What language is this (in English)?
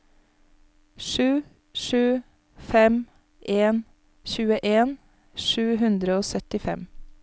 Norwegian